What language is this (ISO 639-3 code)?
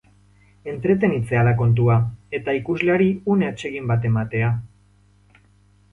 eus